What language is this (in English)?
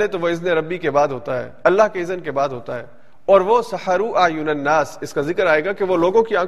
Urdu